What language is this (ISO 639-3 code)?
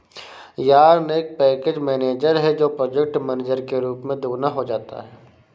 hin